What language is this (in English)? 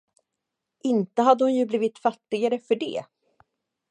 Swedish